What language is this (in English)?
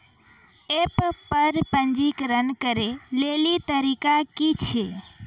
Maithili